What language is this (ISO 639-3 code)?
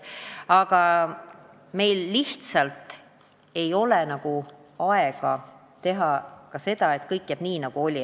est